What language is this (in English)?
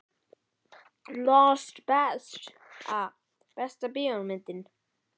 Icelandic